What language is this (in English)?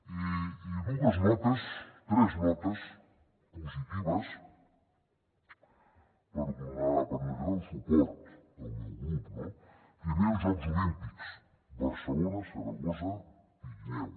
Catalan